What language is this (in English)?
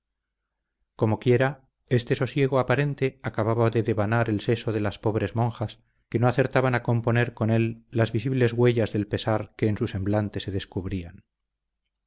Spanish